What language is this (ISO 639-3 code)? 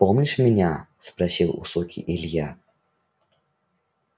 rus